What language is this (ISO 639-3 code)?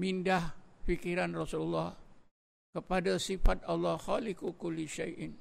msa